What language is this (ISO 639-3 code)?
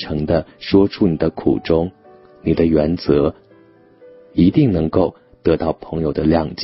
zho